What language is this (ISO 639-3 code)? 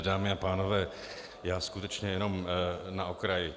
ces